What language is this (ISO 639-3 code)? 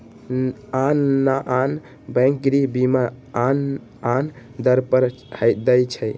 mag